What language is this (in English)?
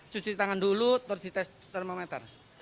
Indonesian